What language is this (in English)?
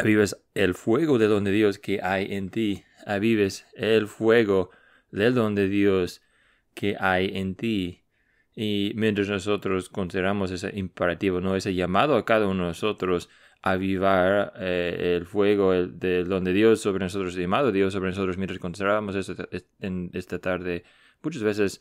Spanish